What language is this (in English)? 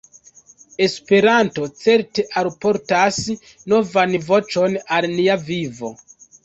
Esperanto